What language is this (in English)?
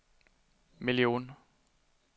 Swedish